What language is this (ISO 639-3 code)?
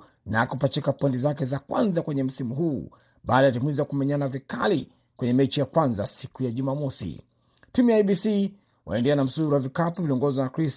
swa